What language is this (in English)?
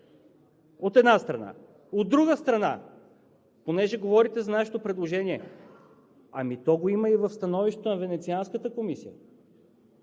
Bulgarian